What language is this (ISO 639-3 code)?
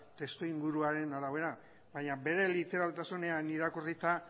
eus